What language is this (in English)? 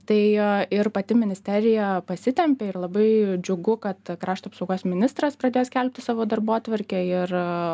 Lithuanian